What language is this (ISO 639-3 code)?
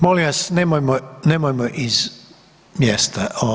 hrv